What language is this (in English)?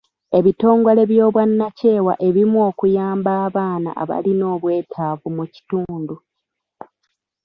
Ganda